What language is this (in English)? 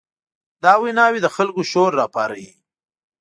Pashto